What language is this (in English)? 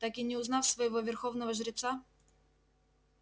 Russian